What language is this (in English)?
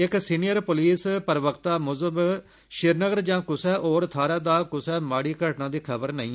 Dogri